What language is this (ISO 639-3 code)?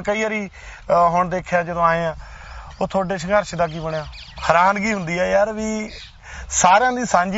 pan